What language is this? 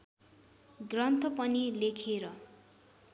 Nepali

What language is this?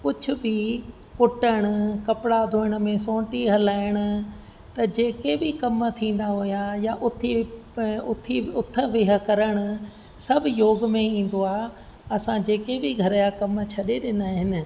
Sindhi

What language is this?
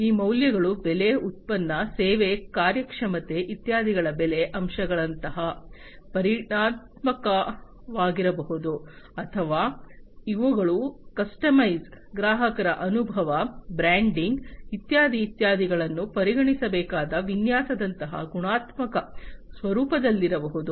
Kannada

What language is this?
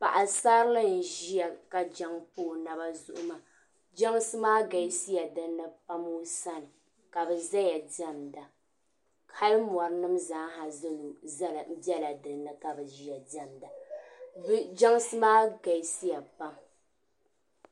Dagbani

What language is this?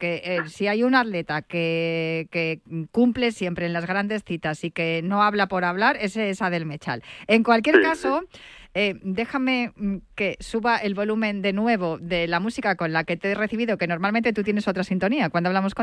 Spanish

